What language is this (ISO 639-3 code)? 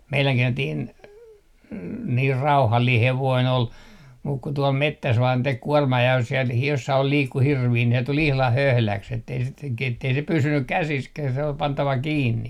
fin